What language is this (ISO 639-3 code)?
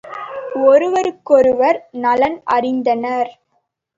tam